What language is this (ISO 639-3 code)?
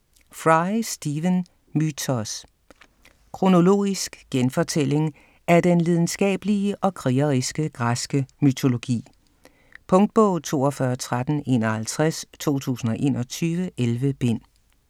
dan